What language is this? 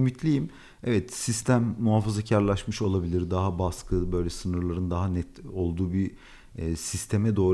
Turkish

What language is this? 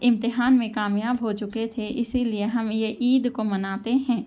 Urdu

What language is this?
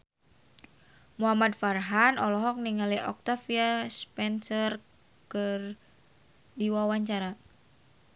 Sundanese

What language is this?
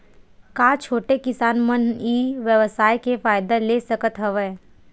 Chhattisgarhi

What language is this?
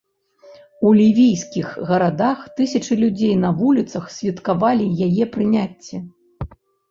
Belarusian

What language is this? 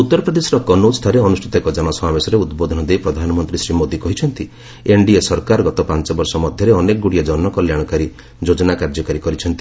Odia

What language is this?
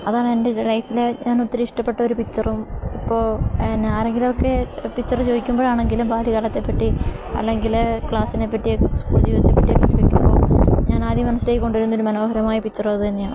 Malayalam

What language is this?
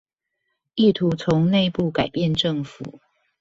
Chinese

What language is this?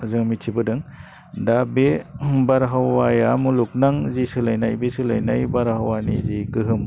Bodo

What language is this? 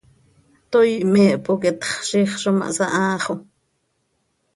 Seri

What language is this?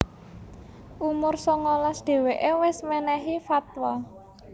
Javanese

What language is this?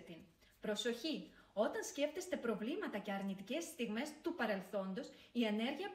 Greek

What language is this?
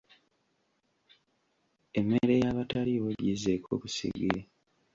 Ganda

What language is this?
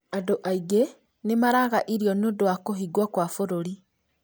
Kikuyu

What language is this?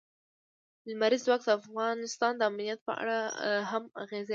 Pashto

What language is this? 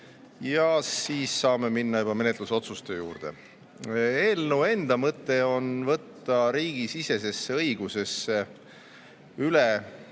Estonian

